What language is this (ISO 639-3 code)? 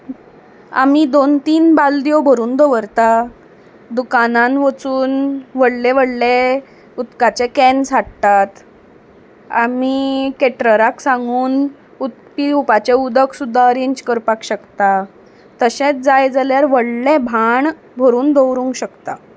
kok